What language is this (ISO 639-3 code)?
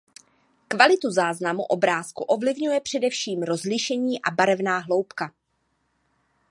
ces